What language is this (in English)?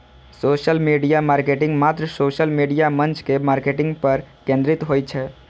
Maithili